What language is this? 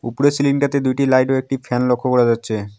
Bangla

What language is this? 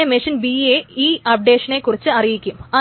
Malayalam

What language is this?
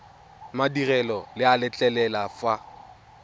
Tswana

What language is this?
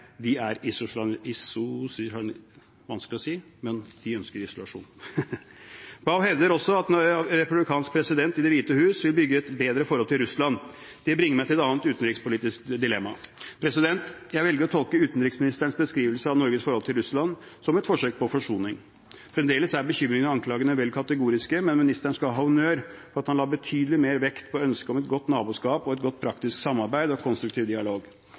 Norwegian Bokmål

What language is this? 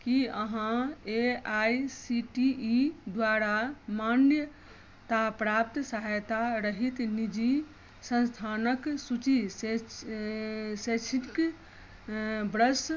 Maithili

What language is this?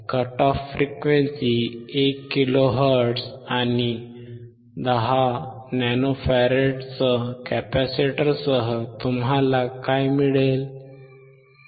Marathi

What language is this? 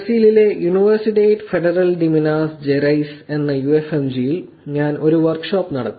Malayalam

